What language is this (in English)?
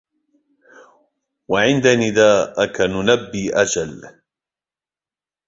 Arabic